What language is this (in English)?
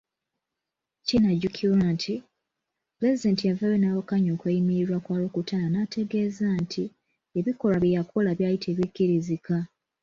Ganda